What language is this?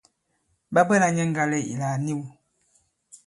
Bankon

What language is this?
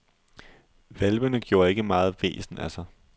Danish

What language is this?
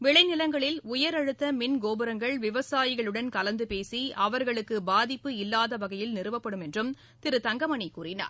Tamil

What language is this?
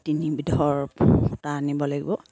Assamese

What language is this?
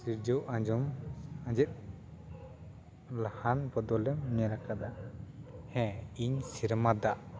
Santali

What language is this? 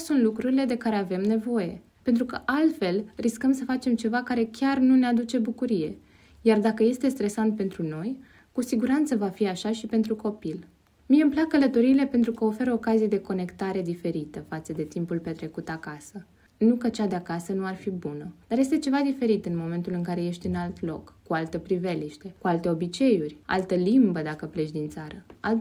Romanian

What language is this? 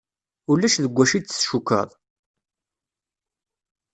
Kabyle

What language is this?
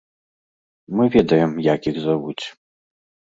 Belarusian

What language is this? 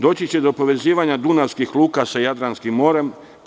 Serbian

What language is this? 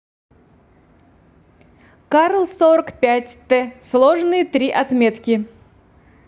Russian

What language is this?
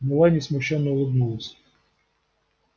Russian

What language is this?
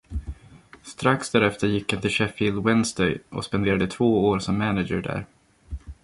Swedish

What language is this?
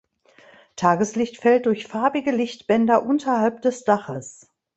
German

